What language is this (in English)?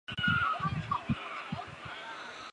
Chinese